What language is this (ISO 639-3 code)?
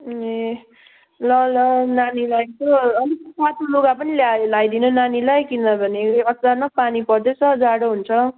nep